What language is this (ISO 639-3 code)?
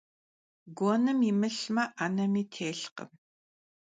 kbd